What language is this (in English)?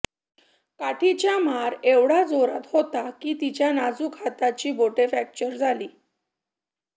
Marathi